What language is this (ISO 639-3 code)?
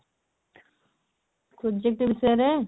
ori